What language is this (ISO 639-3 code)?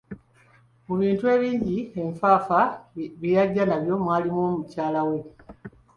lug